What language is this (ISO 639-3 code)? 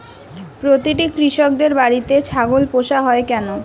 ben